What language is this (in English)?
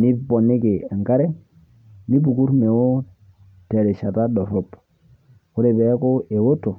Masai